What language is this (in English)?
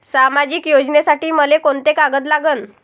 Marathi